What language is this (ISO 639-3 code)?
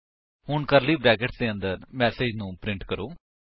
pan